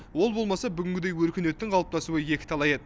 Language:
Kazakh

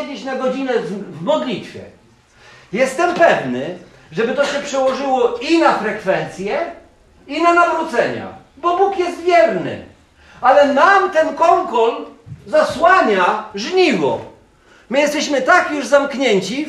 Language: Polish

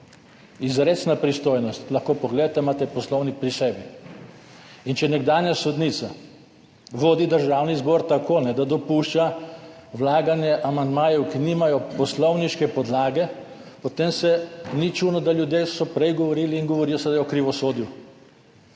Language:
Slovenian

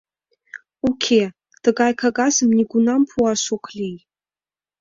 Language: Mari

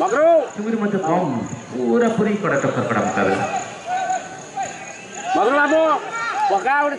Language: Arabic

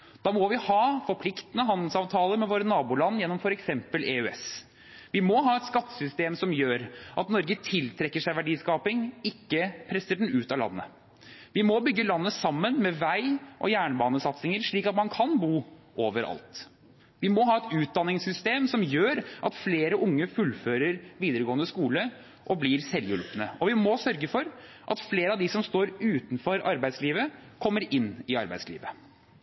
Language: Norwegian Bokmål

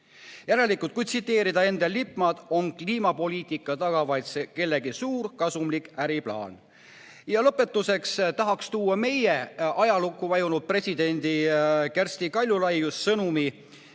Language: Estonian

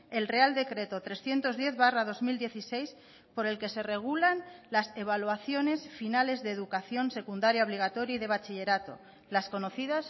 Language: Spanish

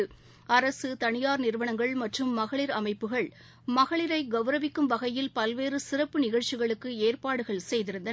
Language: Tamil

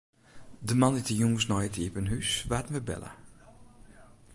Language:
Western Frisian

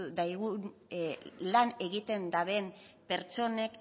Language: Basque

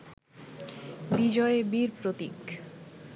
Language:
Bangla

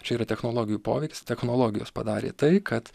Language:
Lithuanian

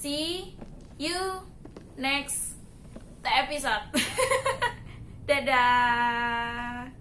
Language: Indonesian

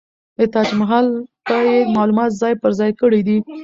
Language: Pashto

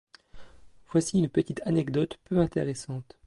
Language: French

